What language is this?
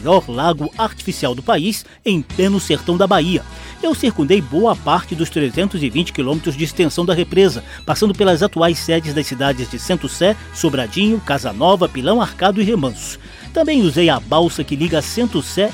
Portuguese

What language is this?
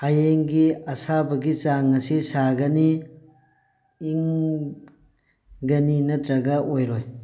Manipuri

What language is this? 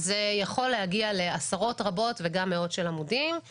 Hebrew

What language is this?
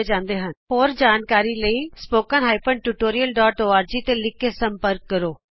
Punjabi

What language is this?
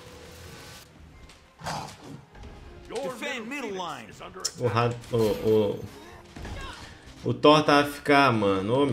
Portuguese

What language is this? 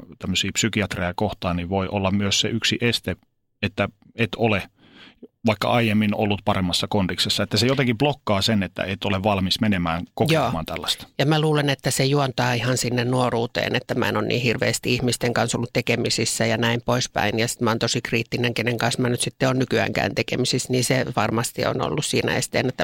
Finnish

